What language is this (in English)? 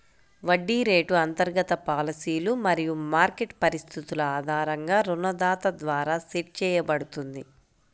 Telugu